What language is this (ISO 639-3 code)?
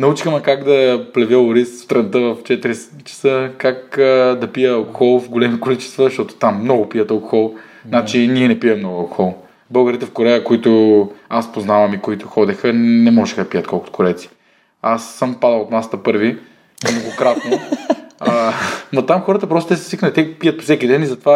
bul